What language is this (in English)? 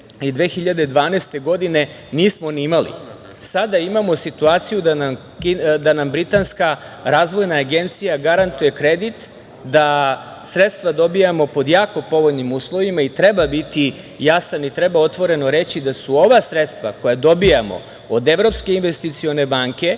Serbian